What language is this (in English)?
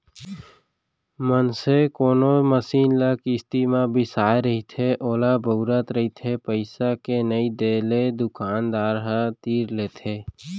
Chhattisgarhi